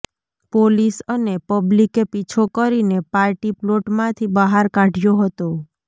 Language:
Gujarati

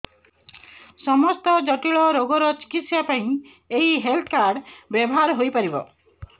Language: Odia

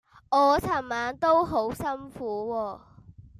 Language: Cantonese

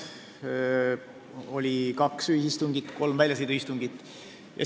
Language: Estonian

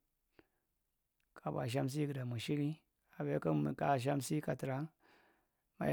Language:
Marghi Central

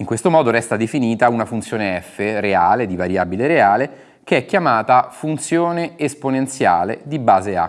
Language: Italian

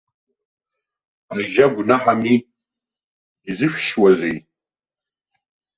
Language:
Abkhazian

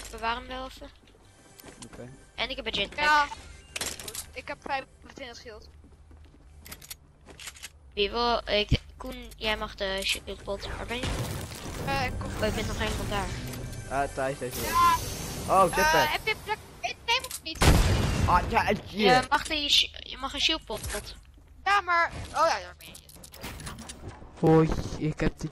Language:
Dutch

